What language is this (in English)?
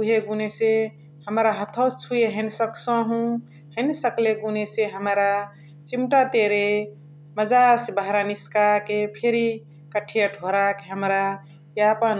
Chitwania Tharu